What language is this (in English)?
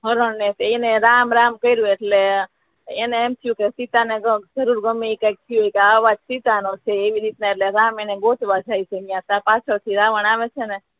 Gujarati